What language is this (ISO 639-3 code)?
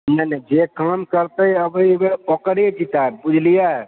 mai